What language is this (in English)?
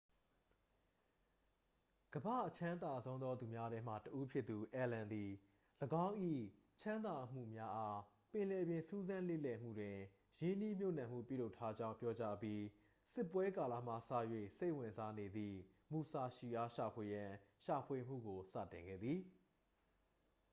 Burmese